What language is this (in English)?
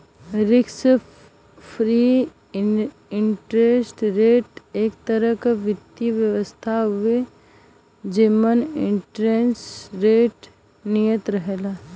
Bhojpuri